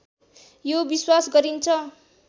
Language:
Nepali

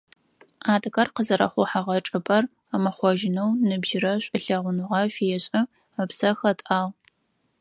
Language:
Adyghe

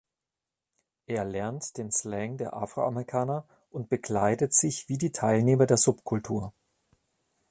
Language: German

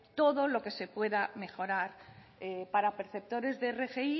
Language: Spanish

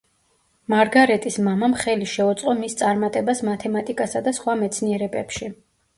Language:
Georgian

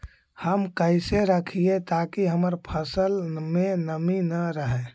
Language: Magahi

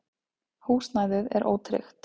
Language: Icelandic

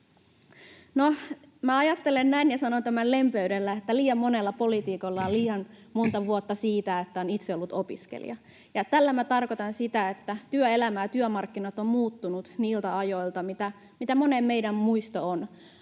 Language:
Finnish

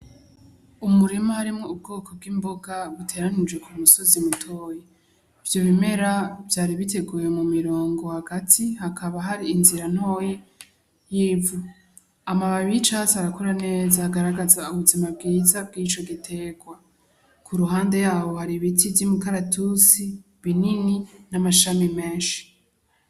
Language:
Rundi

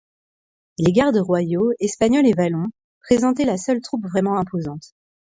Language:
French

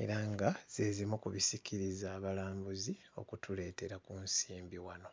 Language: Ganda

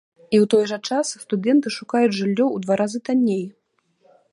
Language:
Belarusian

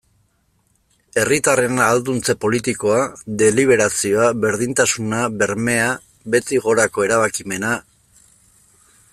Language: Basque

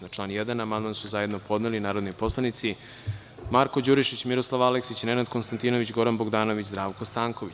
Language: Serbian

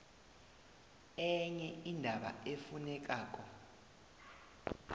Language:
South Ndebele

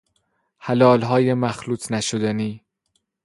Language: Persian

